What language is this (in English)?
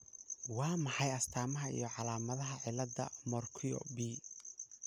Somali